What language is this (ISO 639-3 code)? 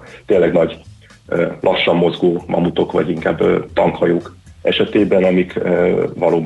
hun